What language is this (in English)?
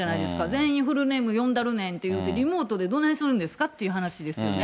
Japanese